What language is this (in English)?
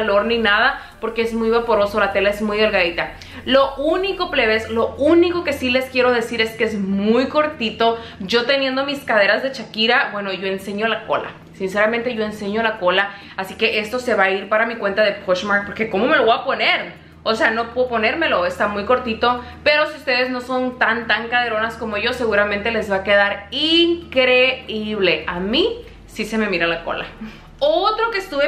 Spanish